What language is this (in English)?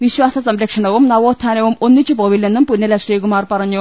Malayalam